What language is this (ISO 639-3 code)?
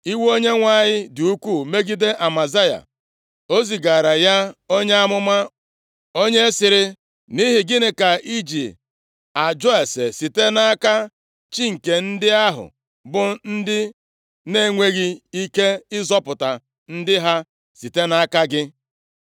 ibo